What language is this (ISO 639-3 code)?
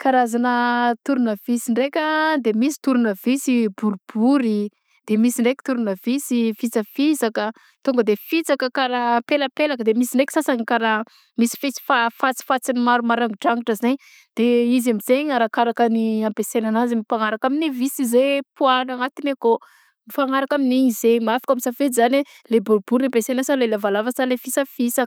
bzc